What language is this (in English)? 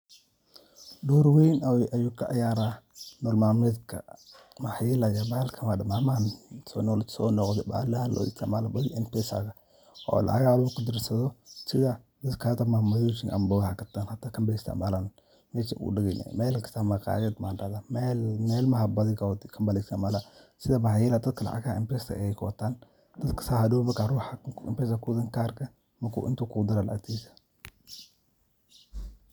Somali